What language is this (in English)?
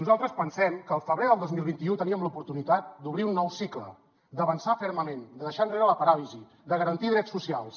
Catalan